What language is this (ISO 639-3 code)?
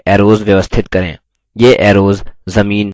hin